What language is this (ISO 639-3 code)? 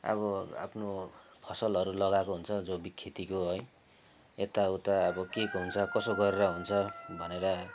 nep